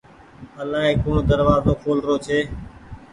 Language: Goaria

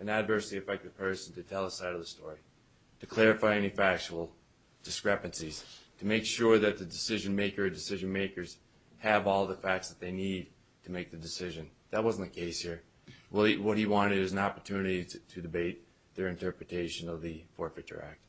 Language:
English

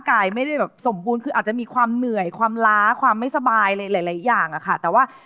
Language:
Thai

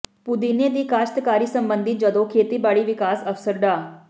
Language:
Punjabi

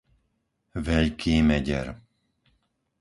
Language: Slovak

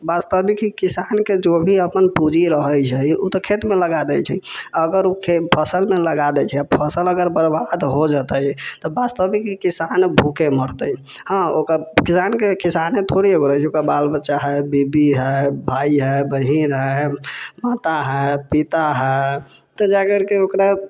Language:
Maithili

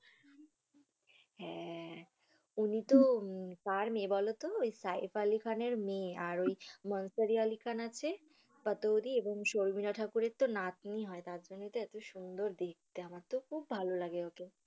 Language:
Bangla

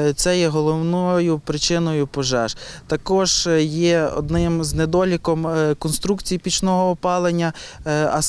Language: Ukrainian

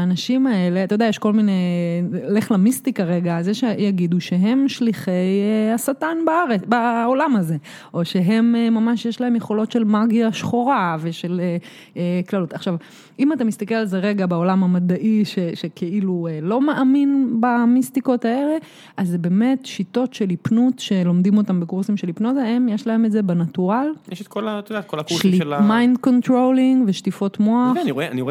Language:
Hebrew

